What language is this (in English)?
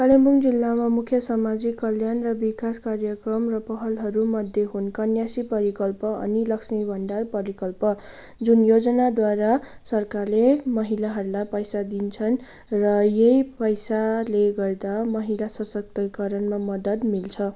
Nepali